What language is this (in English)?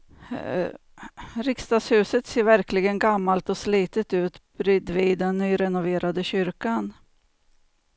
Swedish